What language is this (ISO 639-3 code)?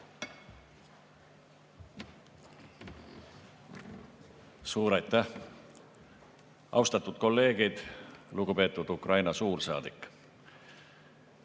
est